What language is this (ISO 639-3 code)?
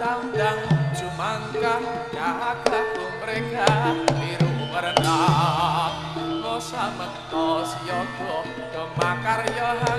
ind